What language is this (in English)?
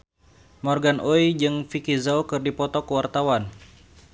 Sundanese